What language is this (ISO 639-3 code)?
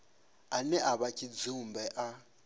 ven